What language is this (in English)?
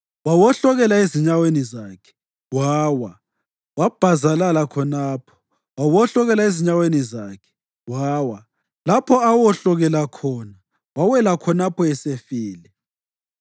North Ndebele